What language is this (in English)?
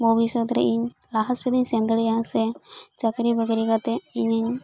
Santali